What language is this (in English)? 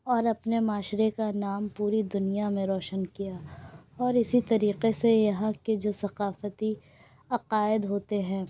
Urdu